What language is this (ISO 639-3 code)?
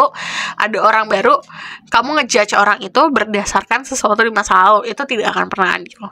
ind